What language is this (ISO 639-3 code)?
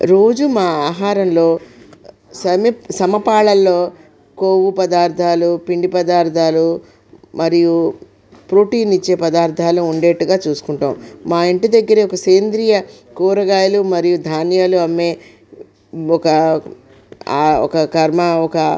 tel